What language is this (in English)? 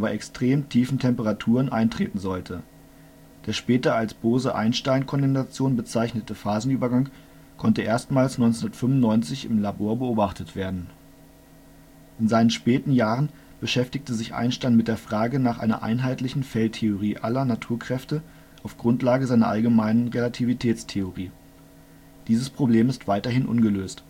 German